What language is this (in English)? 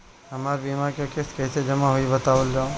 Bhojpuri